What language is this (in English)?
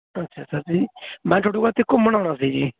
Punjabi